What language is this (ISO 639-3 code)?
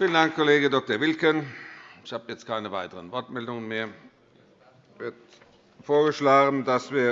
deu